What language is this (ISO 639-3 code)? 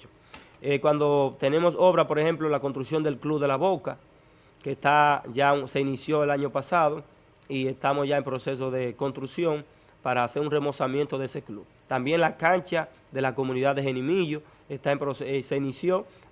spa